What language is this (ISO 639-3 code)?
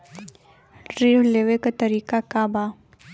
bho